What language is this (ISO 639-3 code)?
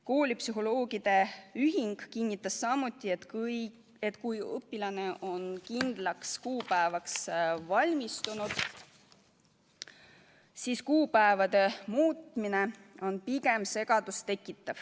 est